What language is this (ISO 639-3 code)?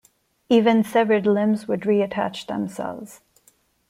eng